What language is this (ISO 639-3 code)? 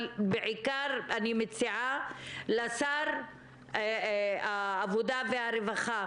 heb